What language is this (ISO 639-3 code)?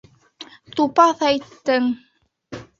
bak